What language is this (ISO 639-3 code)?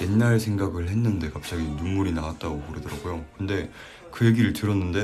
kor